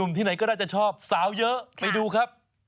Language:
Thai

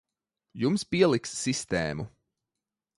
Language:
Latvian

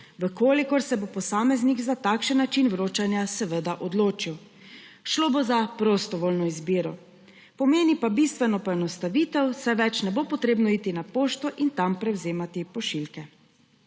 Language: Slovenian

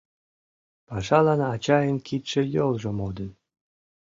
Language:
Mari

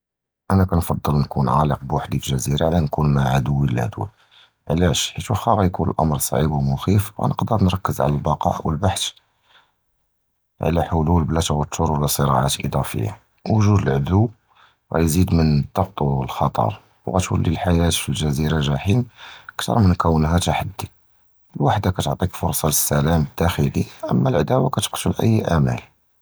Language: Judeo-Arabic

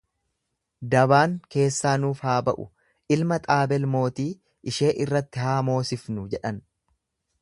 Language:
Oromo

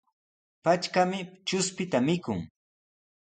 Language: Sihuas Ancash Quechua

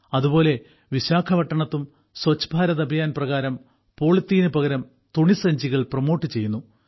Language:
Malayalam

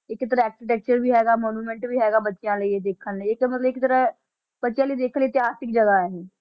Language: Punjabi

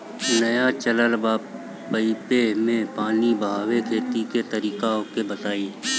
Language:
Bhojpuri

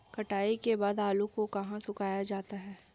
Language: Hindi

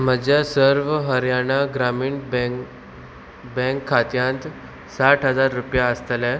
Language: Konkani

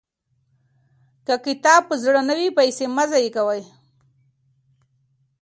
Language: Pashto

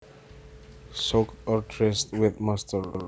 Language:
Javanese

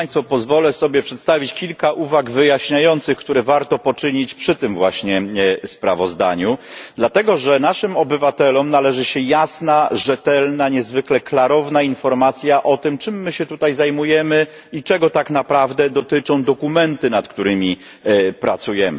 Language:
Polish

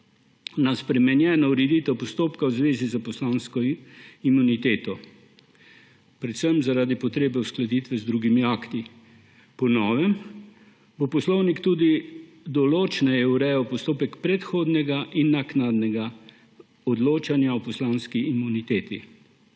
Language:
Slovenian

